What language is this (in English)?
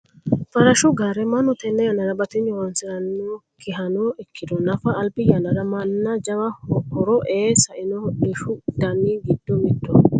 Sidamo